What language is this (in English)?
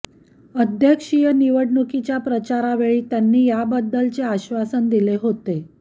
Marathi